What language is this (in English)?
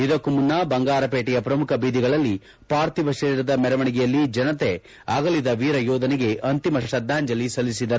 Kannada